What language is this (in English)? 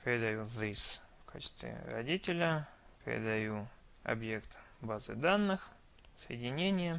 Russian